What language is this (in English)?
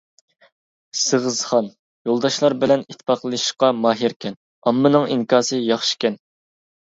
Uyghur